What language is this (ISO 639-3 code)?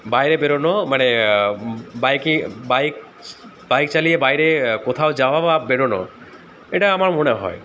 ben